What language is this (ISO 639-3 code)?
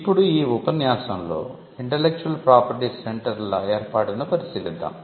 tel